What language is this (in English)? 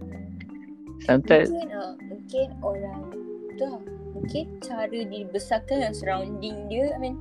Malay